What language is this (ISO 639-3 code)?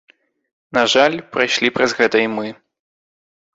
bel